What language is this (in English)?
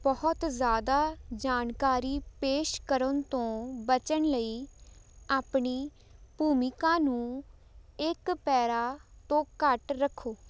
Punjabi